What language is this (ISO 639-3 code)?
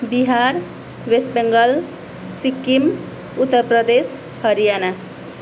nep